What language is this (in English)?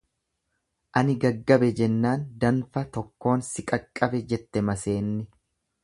Oromo